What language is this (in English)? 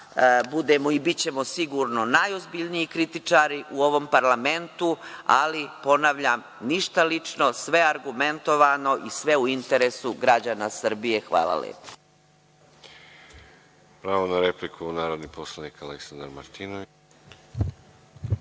Serbian